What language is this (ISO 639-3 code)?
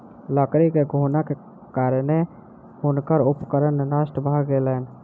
mai